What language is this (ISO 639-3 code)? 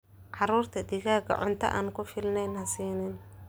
som